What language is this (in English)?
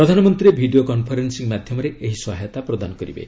Odia